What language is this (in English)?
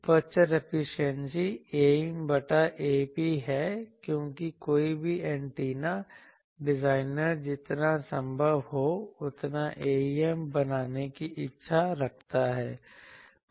Hindi